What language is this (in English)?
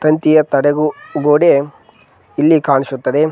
Kannada